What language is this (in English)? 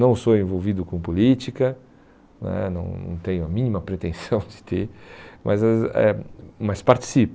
Portuguese